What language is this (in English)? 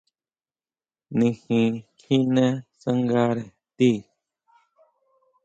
Huautla Mazatec